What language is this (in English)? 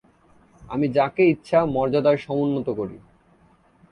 Bangla